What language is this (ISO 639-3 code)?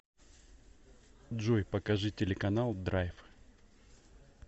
rus